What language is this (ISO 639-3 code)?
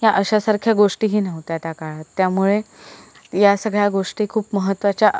mar